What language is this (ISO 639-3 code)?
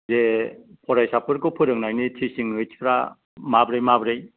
brx